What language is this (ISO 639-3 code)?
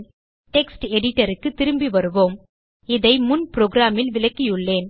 tam